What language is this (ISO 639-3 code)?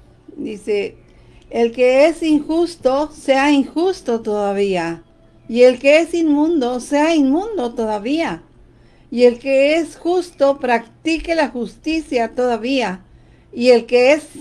spa